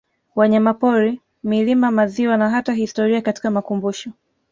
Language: Swahili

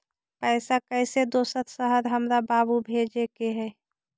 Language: Magahi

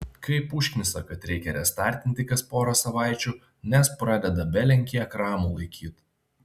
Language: Lithuanian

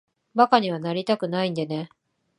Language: Japanese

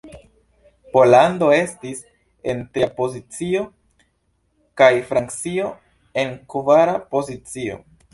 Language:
Esperanto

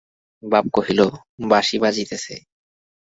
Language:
Bangla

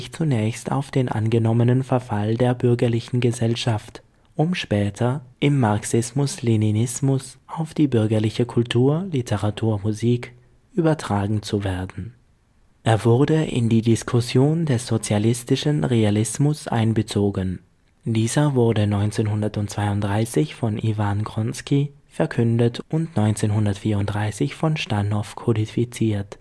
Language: German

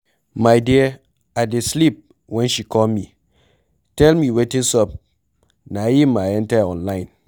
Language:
Nigerian Pidgin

